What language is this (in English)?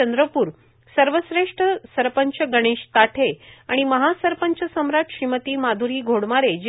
Marathi